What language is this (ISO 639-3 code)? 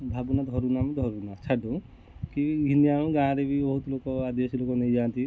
ori